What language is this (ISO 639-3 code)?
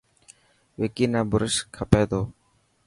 mki